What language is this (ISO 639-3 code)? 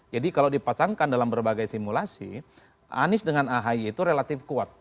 ind